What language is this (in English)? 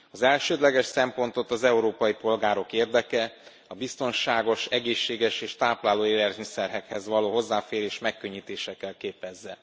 Hungarian